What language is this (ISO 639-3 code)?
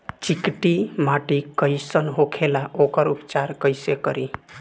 bho